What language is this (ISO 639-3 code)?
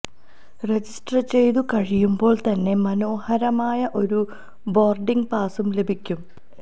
mal